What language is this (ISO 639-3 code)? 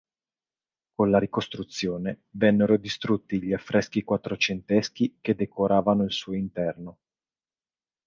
ita